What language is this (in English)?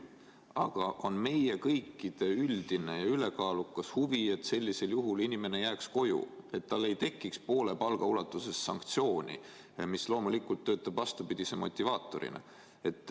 Estonian